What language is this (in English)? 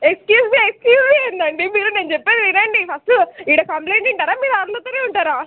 Telugu